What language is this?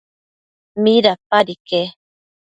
Matsés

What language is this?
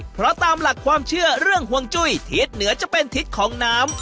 Thai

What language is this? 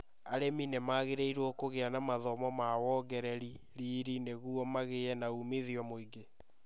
Kikuyu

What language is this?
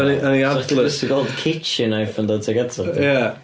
Welsh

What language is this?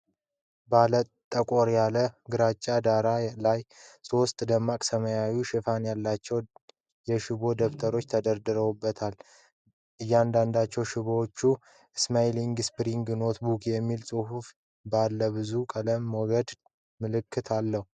Amharic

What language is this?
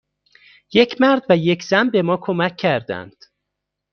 Persian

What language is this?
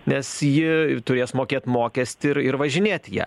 Lithuanian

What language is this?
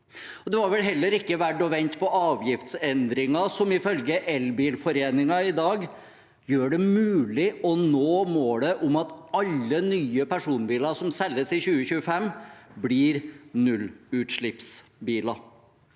Norwegian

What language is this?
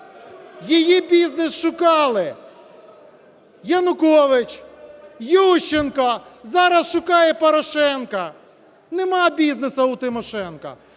Ukrainian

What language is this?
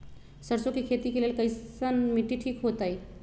Magahi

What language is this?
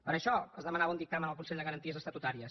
Catalan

